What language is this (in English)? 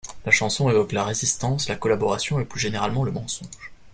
French